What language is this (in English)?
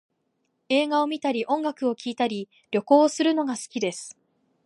Japanese